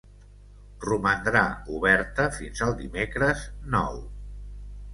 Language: Catalan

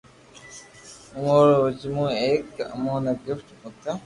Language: Loarki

